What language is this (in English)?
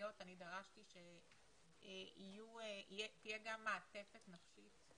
Hebrew